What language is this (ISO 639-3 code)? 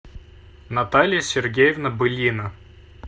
rus